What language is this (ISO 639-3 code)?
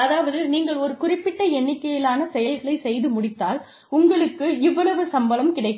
tam